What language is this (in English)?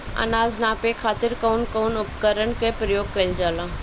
Bhojpuri